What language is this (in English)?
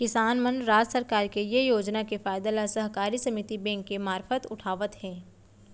Chhattisgarhi